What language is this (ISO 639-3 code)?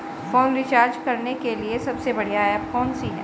hin